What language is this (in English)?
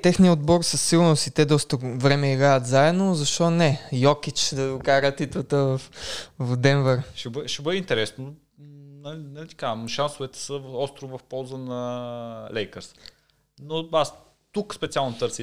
Bulgarian